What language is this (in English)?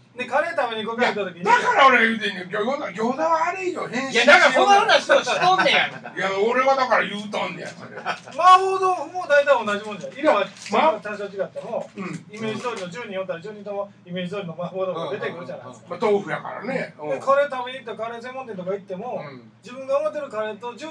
Japanese